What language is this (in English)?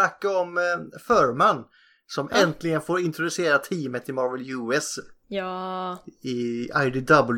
Swedish